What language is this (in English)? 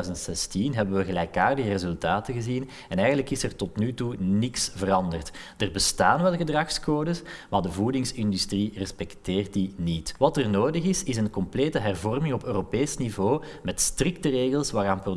Dutch